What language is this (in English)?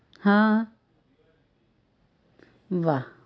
Gujarati